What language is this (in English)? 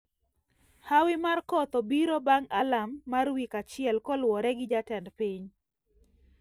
Luo (Kenya and Tanzania)